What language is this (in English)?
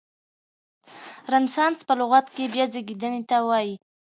Pashto